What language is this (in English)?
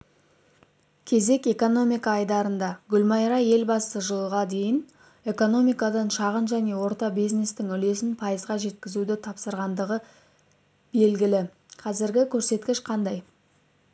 Kazakh